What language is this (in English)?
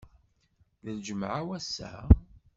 Kabyle